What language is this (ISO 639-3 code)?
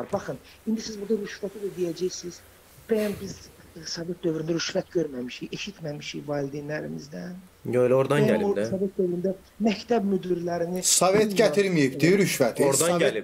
tur